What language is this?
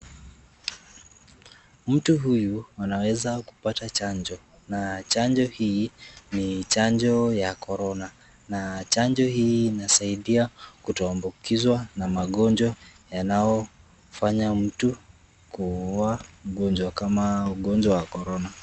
Swahili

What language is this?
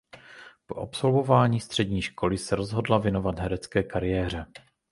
Czech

